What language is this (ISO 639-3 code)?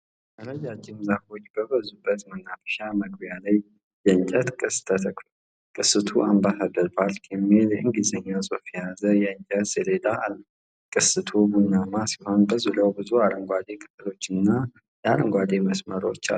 amh